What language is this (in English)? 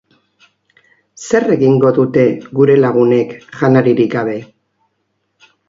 Basque